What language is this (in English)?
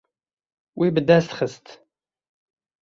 Kurdish